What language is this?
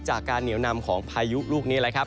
Thai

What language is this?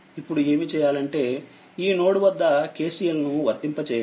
Telugu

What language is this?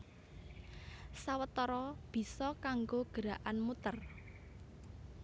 Javanese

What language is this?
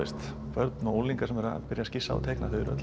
Icelandic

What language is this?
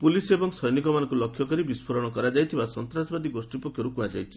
Odia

